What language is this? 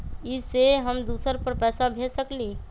Magahi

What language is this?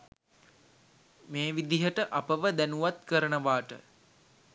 Sinhala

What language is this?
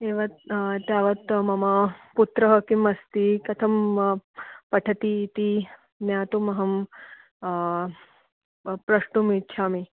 Sanskrit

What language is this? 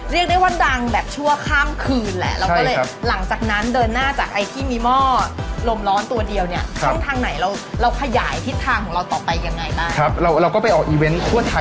Thai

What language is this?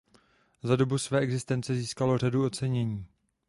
Czech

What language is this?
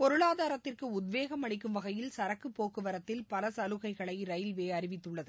Tamil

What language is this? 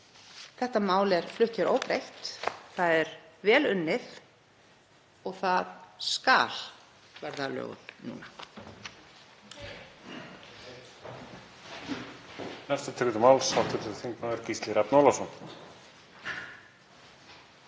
Icelandic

